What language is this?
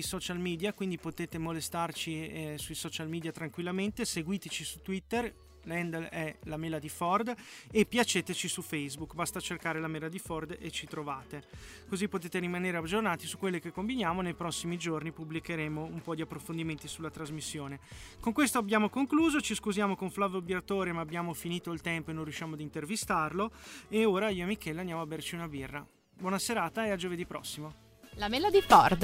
Italian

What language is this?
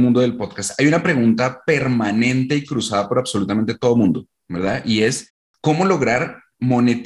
Spanish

